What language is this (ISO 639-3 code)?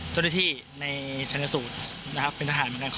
tha